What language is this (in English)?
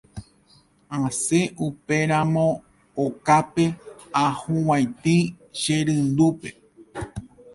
Guarani